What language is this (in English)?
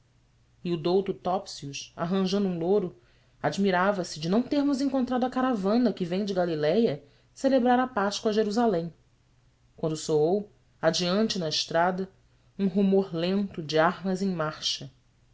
Portuguese